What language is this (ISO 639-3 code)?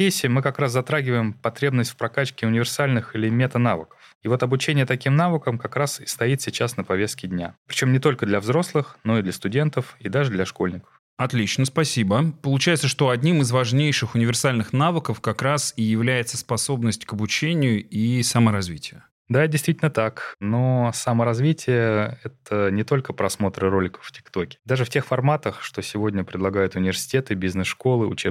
rus